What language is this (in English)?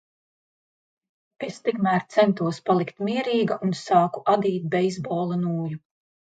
Latvian